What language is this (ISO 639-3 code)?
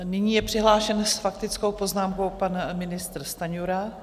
ces